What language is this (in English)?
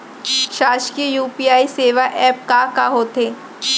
Chhattisgarhi